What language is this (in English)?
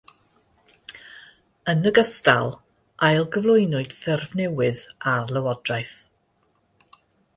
Welsh